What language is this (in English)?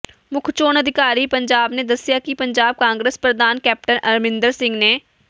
Punjabi